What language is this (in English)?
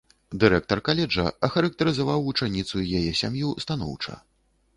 Belarusian